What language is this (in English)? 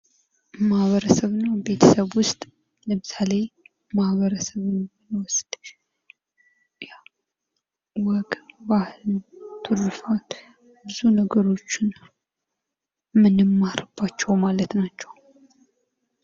Amharic